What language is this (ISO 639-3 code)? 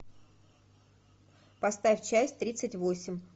rus